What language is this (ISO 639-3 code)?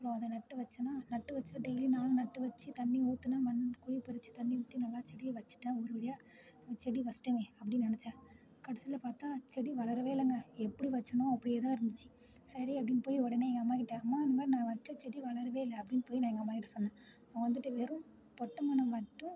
tam